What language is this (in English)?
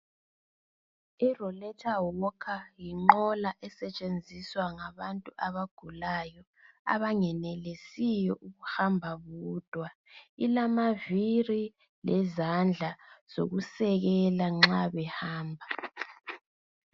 North Ndebele